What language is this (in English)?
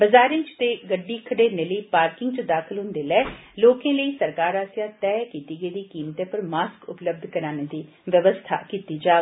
Dogri